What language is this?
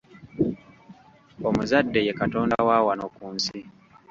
Ganda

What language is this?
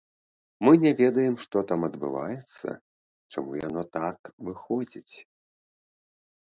Belarusian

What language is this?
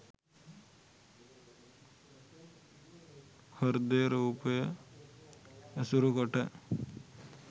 Sinhala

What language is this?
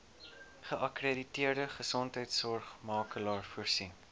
Afrikaans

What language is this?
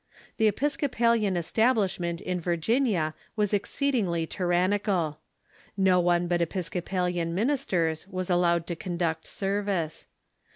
English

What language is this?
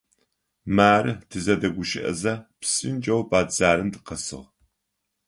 Adyghe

